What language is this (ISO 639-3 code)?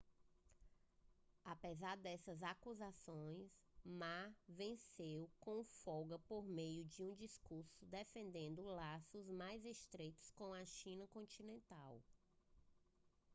por